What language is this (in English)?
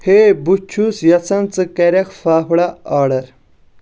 Kashmiri